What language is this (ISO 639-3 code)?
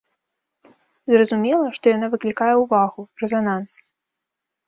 bel